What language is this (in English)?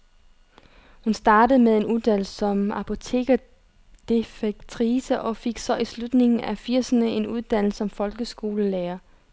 Danish